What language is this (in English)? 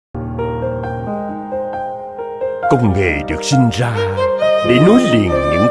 Vietnamese